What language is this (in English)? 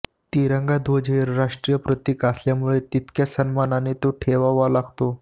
Marathi